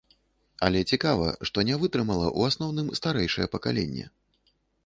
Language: Belarusian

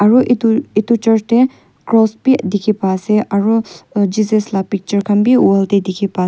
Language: Naga Pidgin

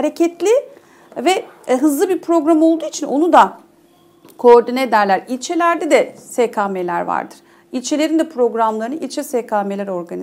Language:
Turkish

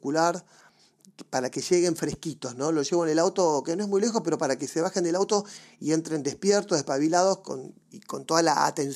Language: Spanish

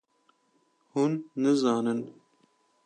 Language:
Kurdish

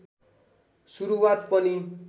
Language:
Nepali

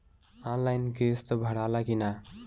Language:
Bhojpuri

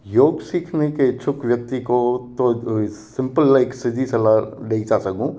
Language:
Sindhi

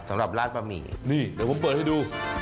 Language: Thai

